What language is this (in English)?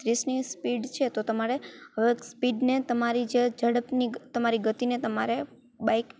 Gujarati